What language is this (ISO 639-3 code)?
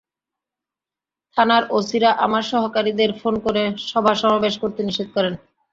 ben